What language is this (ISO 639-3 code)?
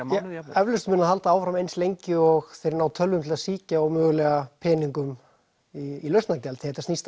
isl